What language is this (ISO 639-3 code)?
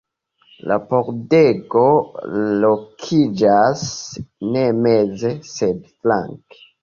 epo